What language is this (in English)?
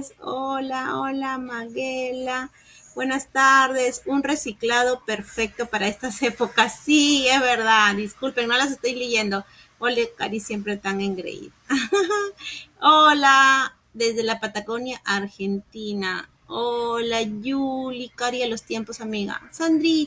Spanish